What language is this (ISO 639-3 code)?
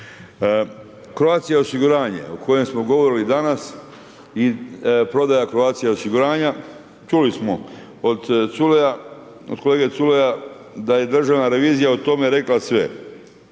hrv